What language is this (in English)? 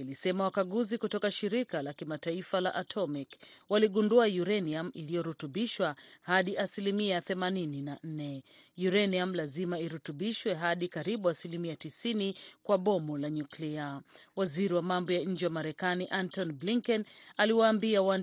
Swahili